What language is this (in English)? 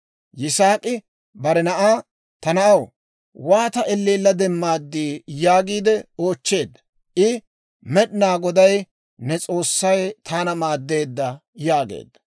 Dawro